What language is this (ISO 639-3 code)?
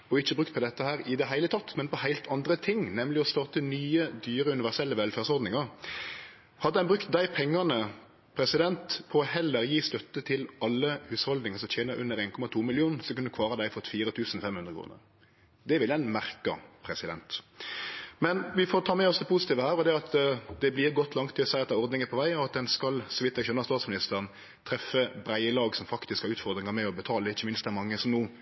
nno